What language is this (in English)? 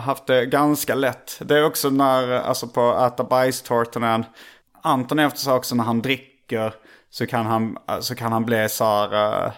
Swedish